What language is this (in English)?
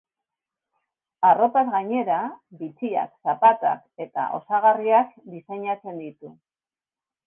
Basque